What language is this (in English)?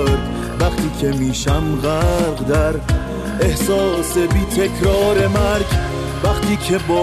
Persian